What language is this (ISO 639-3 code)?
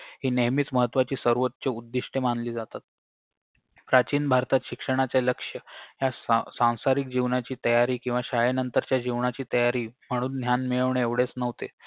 mar